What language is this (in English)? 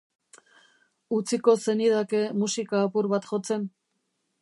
Basque